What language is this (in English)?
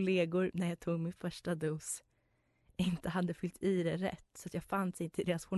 Swedish